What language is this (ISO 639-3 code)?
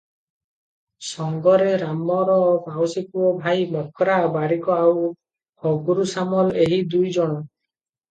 ori